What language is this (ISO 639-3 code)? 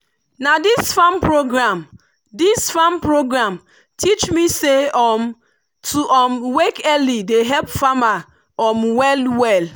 pcm